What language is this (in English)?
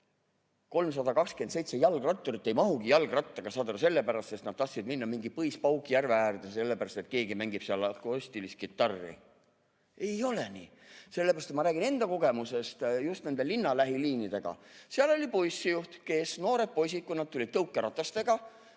Estonian